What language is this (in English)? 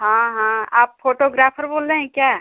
Hindi